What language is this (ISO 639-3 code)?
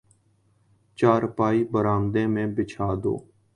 urd